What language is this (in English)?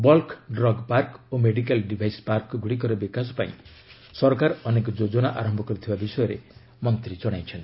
Odia